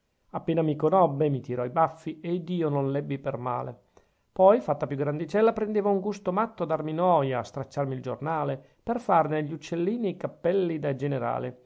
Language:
Italian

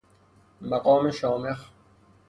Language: Persian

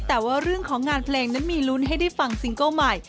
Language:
Thai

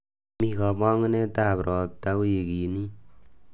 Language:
Kalenjin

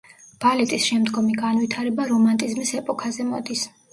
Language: Georgian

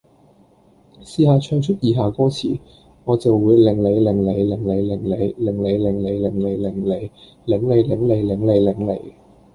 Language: Cantonese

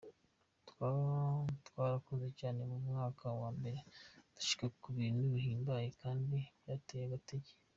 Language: Kinyarwanda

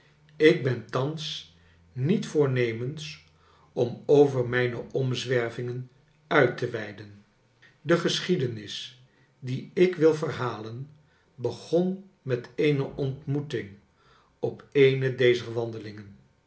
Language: Dutch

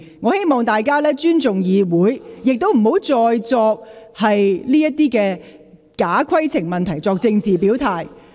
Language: Cantonese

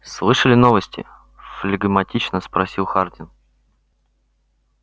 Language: Russian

